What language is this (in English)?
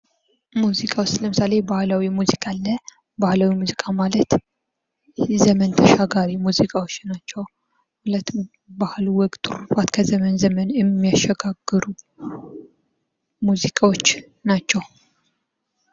Amharic